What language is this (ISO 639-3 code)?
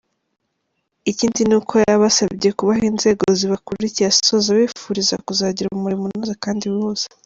kin